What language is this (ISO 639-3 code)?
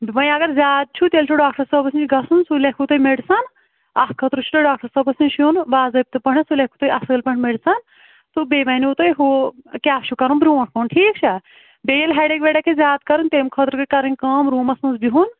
kas